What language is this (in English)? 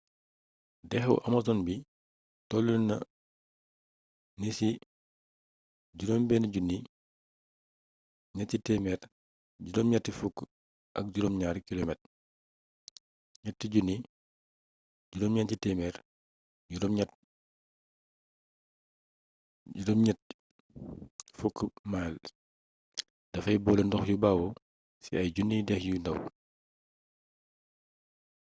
Wolof